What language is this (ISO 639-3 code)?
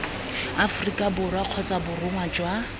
tsn